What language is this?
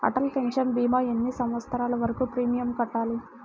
Telugu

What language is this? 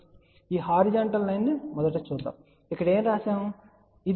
Telugu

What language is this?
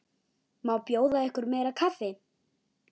Icelandic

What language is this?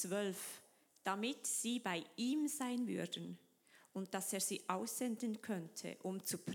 German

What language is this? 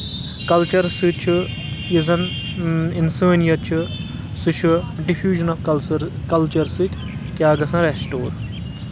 Kashmiri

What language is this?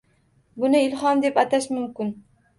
Uzbek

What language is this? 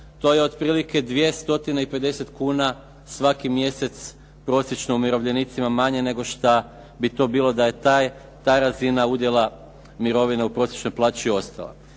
Croatian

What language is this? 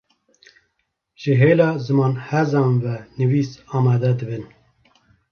Kurdish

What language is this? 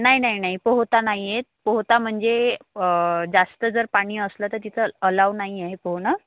Marathi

